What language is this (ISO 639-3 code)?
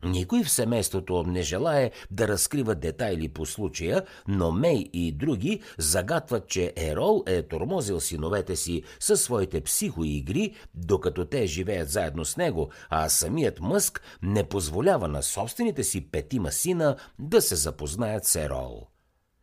bul